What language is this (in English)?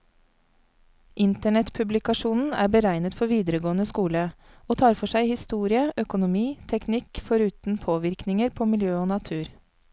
Norwegian